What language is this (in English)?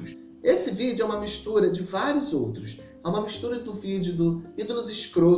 Portuguese